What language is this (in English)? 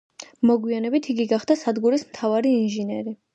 Georgian